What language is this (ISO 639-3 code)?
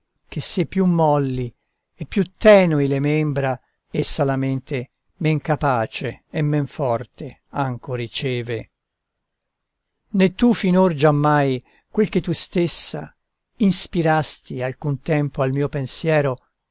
ita